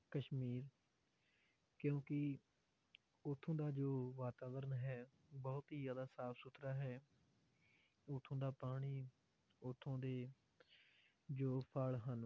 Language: Punjabi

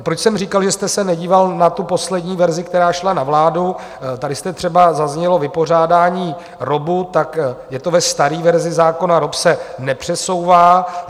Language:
Czech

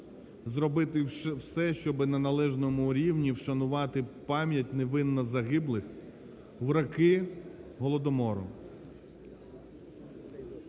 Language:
Ukrainian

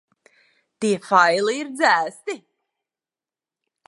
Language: Latvian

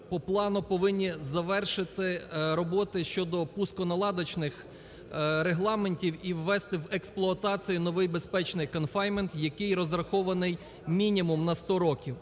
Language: Ukrainian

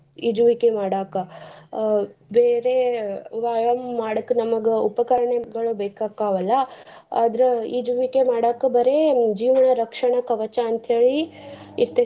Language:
Kannada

